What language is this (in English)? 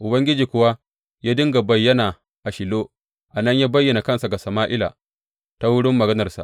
Hausa